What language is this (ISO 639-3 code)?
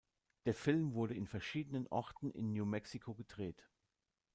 deu